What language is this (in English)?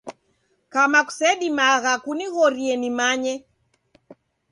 Taita